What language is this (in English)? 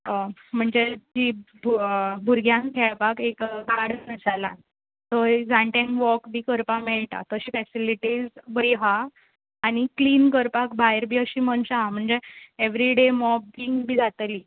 Konkani